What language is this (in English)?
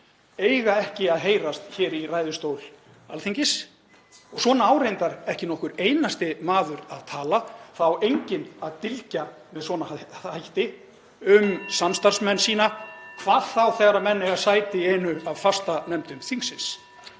Icelandic